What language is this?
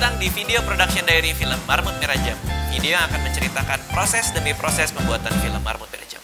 Indonesian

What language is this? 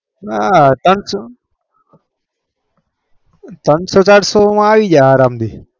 Gujarati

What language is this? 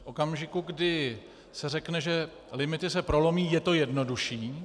Czech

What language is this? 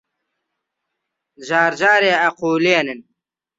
Central Kurdish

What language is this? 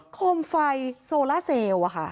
Thai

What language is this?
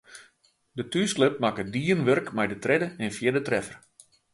Western Frisian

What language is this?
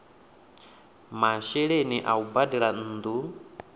Venda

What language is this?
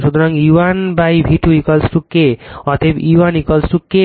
Bangla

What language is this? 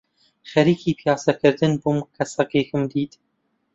Central Kurdish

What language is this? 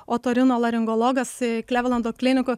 Lithuanian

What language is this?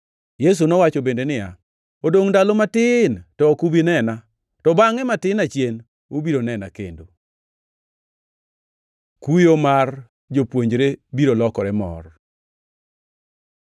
Luo (Kenya and Tanzania)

